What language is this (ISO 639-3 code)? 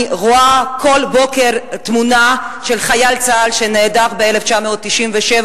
heb